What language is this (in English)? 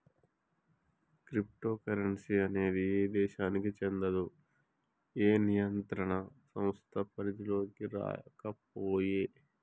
Telugu